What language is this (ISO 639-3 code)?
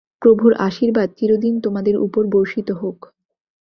ben